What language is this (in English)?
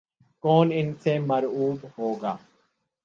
Urdu